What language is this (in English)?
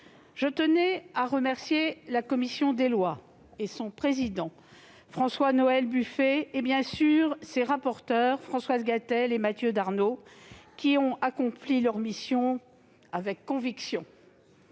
French